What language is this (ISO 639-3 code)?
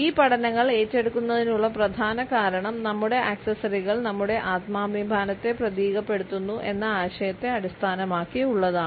mal